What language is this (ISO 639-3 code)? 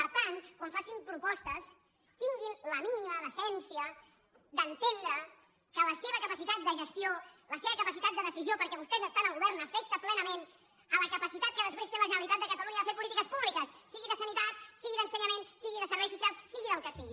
cat